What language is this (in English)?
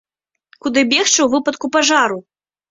Belarusian